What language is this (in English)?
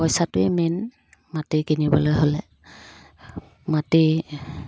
Assamese